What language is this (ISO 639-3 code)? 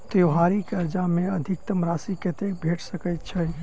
mai